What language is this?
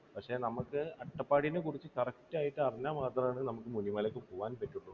Malayalam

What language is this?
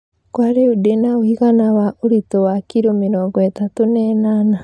Kikuyu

